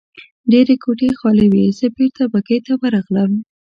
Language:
Pashto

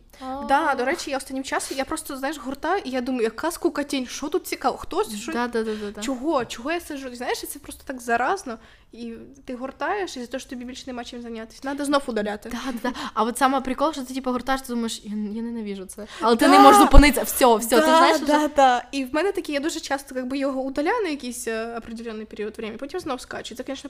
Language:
Ukrainian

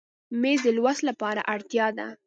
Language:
Pashto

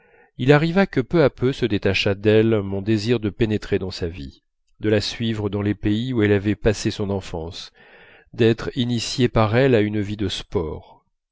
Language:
French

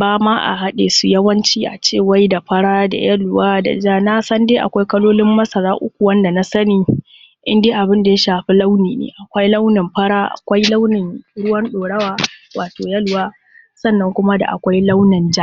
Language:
Hausa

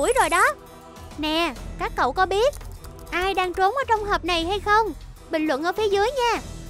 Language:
Vietnamese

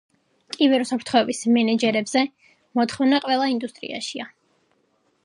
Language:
Georgian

